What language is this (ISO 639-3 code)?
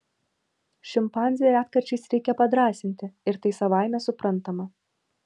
lit